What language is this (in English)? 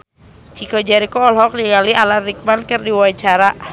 Sundanese